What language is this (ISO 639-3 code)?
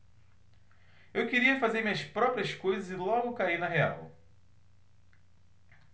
por